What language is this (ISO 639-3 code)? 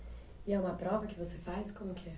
por